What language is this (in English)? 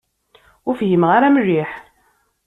Kabyle